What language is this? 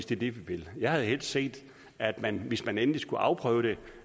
Danish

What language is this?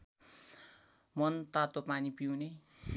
Nepali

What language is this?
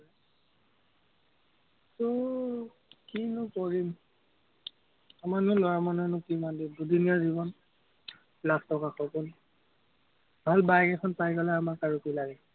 Assamese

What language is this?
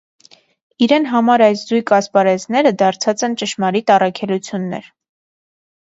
Armenian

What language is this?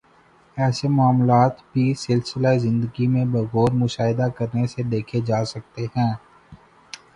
Urdu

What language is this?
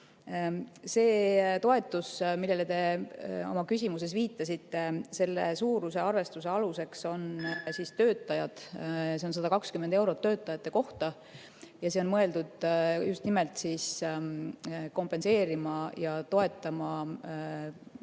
Estonian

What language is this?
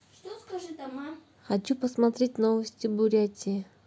Russian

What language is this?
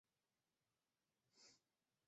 Chinese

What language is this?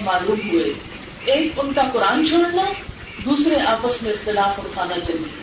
Urdu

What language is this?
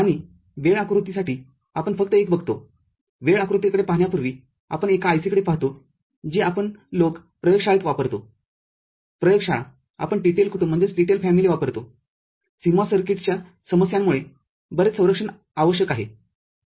Marathi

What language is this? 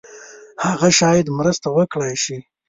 Pashto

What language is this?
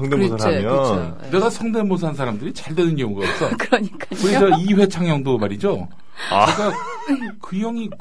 Korean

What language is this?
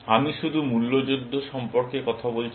Bangla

